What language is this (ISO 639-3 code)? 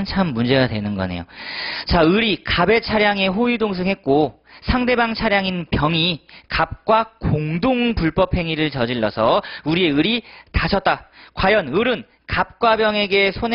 kor